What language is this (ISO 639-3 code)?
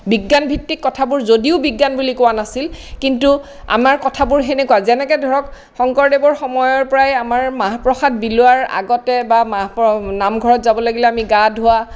asm